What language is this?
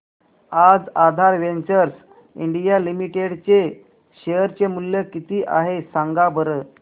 Marathi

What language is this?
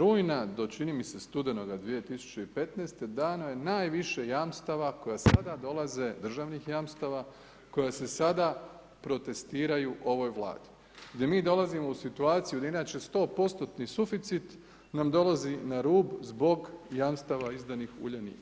Croatian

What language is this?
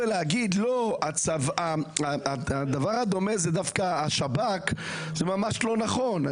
Hebrew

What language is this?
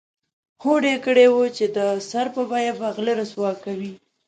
Pashto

